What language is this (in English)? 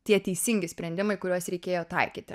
Lithuanian